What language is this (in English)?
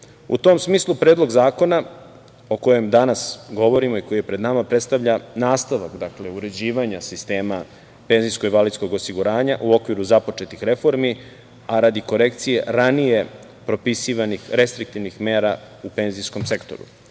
Serbian